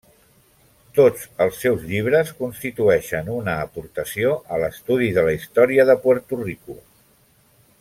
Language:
Catalan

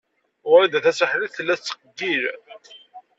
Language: Kabyle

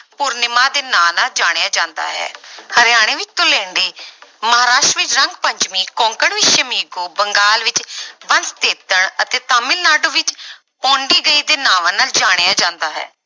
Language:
Punjabi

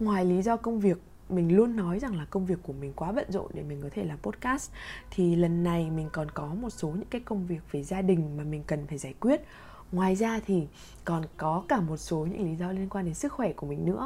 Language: Vietnamese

